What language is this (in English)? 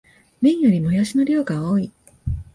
Japanese